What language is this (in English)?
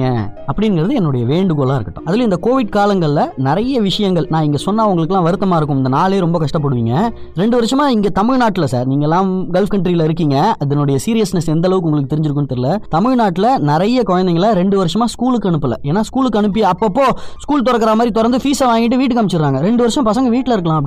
Tamil